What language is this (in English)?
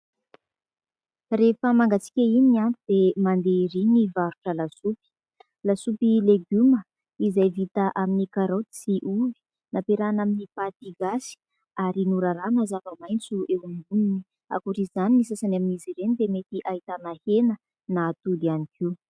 Malagasy